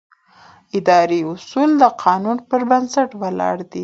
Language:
Pashto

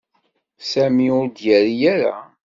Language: Kabyle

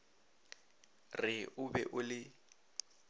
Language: Northern Sotho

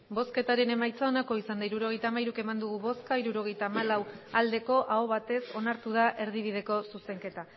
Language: Basque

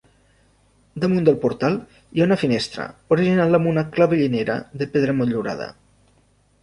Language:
Catalan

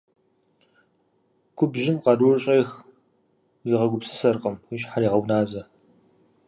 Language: Kabardian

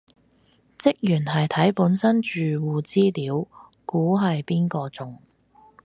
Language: Cantonese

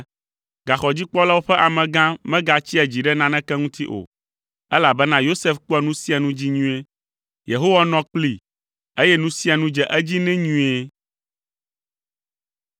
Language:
Ewe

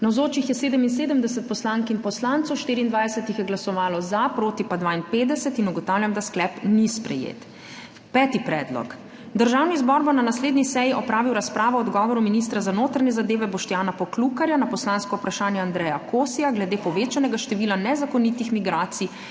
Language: Slovenian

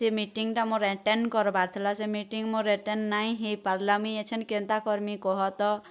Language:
Odia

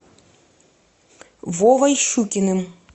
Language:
Russian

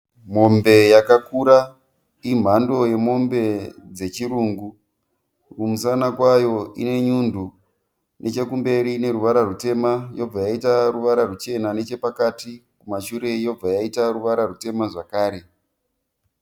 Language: Shona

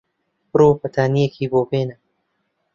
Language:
Central Kurdish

